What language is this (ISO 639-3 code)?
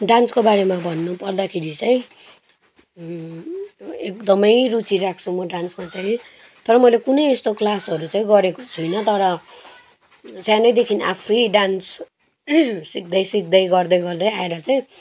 nep